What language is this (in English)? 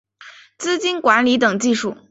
Chinese